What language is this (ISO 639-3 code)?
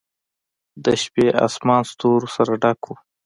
pus